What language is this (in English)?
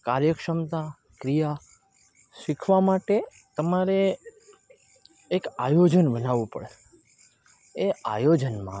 Gujarati